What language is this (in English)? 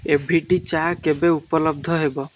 Odia